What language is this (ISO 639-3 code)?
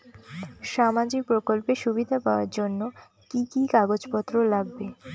ben